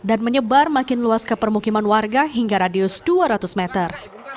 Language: Indonesian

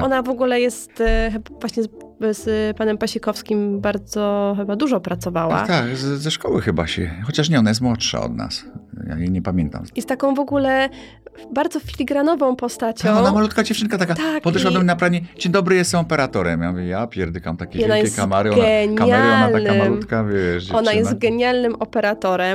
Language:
Polish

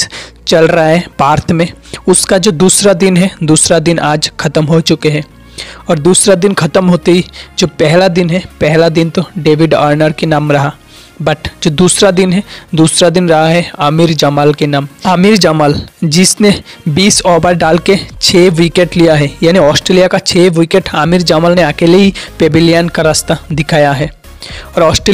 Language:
Hindi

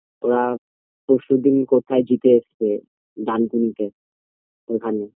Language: Bangla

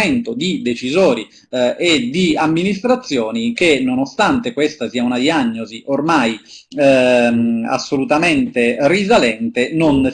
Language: Italian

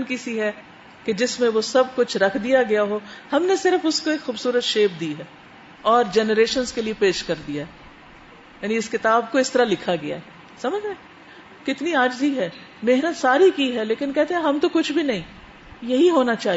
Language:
Urdu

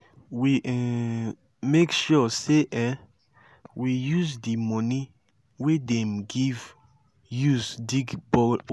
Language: Nigerian Pidgin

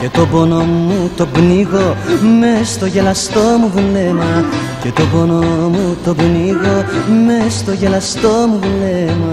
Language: Greek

